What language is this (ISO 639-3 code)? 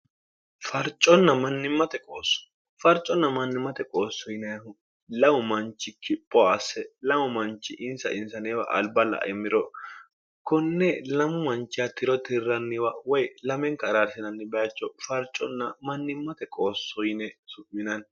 sid